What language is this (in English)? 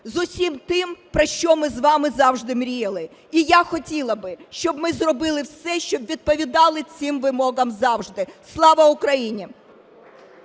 Ukrainian